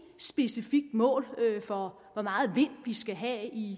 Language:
Danish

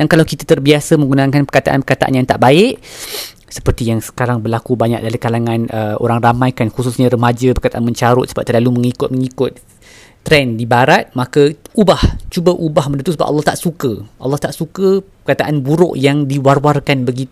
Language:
Malay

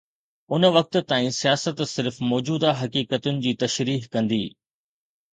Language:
Sindhi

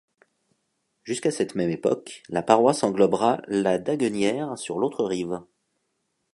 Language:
French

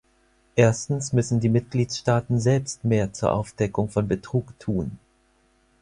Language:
German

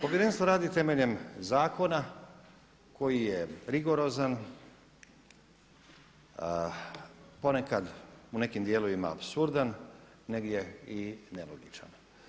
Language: Croatian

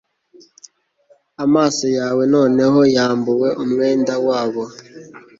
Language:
Kinyarwanda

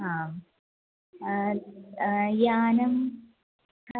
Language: Sanskrit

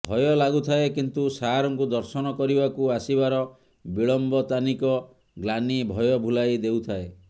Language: Odia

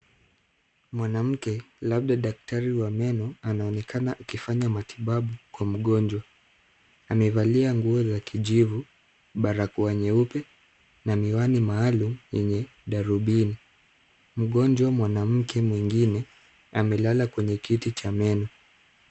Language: Swahili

